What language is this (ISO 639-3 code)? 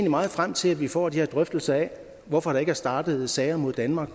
dan